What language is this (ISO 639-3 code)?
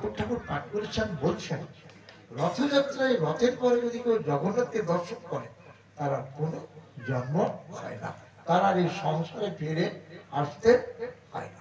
kor